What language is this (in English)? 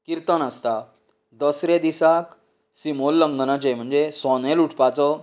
Konkani